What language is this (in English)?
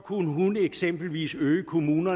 Danish